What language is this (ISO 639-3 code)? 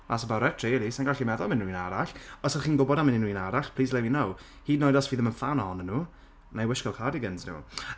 cym